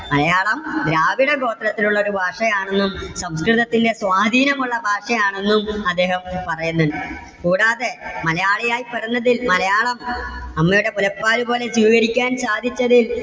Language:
Malayalam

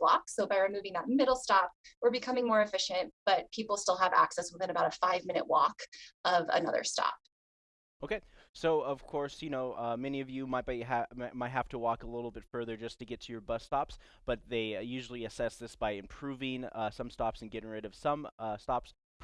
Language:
English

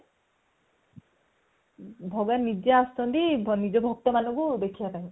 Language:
Odia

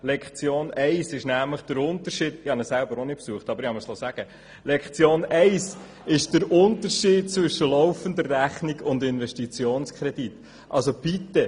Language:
Swiss German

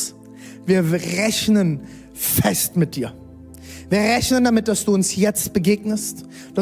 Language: German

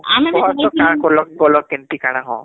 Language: Odia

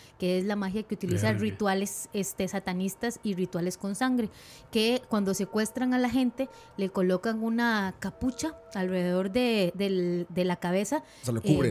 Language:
Spanish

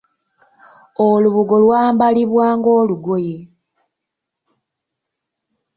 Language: Ganda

